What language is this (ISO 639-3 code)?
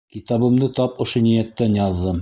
bak